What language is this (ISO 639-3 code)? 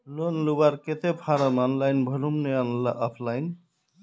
mag